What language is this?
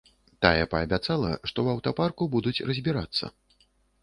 Belarusian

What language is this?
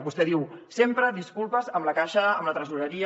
Catalan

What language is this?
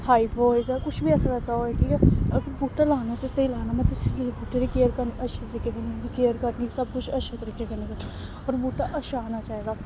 Dogri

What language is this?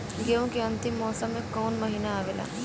Bhojpuri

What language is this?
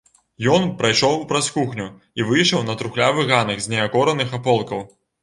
Belarusian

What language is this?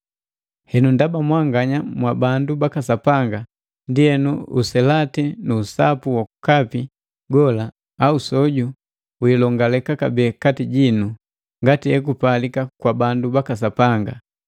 Matengo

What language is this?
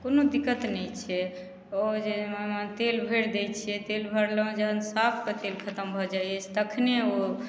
Maithili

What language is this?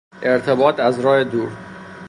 Persian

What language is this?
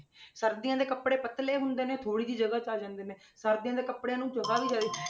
Punjabi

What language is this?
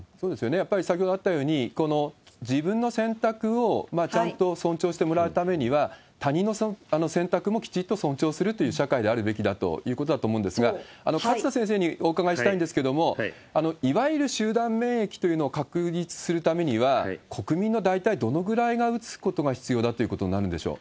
Japanese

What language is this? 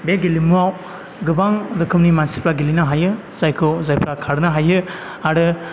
Bodo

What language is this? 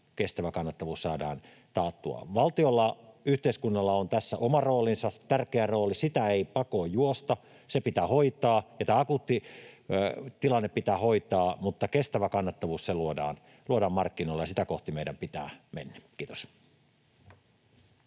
Finnish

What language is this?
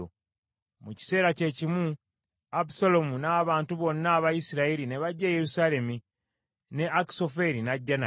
Ganda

